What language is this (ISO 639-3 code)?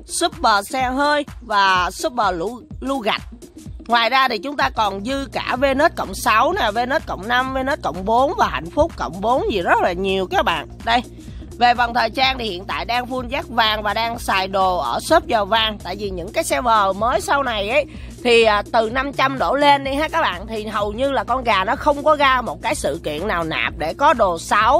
vie